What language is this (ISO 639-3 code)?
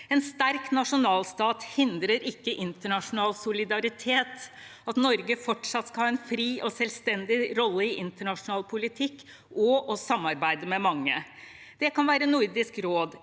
nor